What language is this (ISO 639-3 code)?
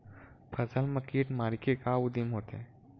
hne